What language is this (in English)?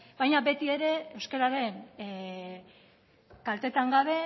Basque